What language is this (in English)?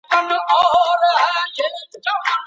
Pashto